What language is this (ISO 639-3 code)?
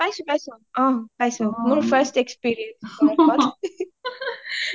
asm